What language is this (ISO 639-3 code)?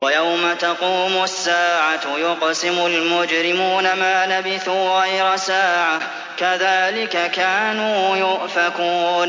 ara